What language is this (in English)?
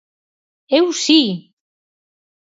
Galician